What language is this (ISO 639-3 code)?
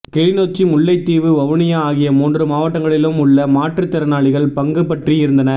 tam